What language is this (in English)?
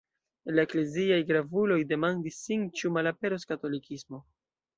Esperanto